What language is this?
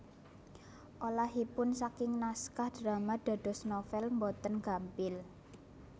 Javanese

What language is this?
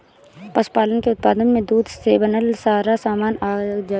Bhojpuri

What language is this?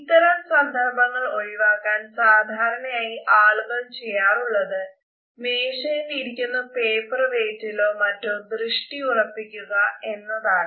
Malayalam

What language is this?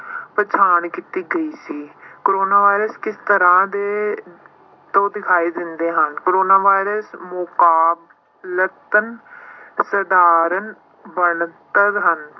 Punjabi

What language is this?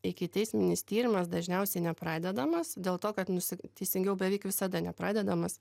Lithuanian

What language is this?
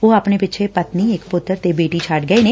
Punjabi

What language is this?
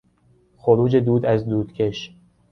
Persian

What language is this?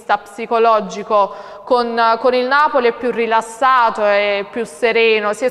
Italian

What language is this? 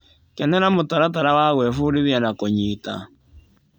Kikuyu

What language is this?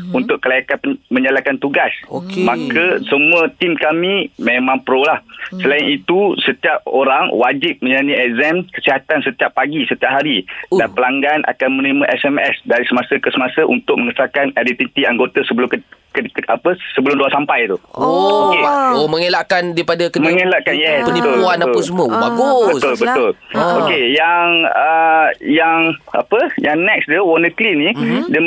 Malay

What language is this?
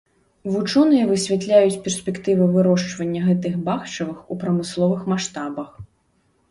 Belarusian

